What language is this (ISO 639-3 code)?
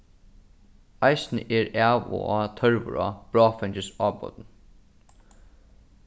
fao